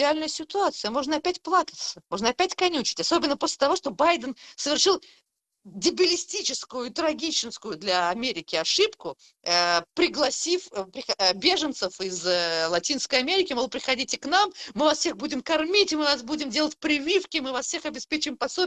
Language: Russian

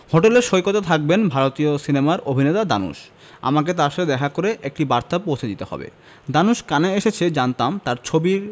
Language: Bangla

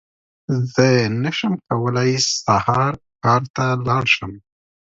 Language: Pashto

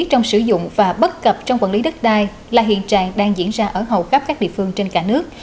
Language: Vietnamese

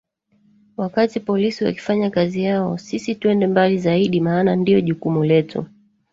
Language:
Swahili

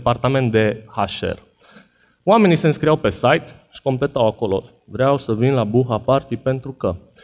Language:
Romanian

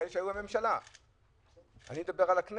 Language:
Hebrew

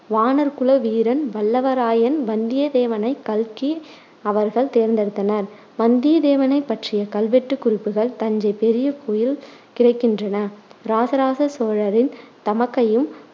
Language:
Tamil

